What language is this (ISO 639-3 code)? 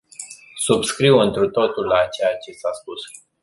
ron